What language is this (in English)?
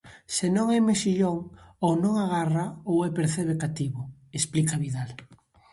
Galician